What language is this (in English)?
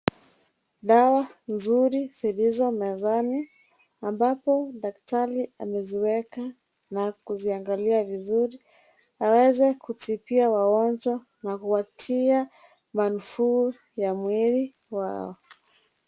Swahili